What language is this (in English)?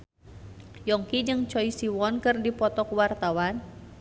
Sundanese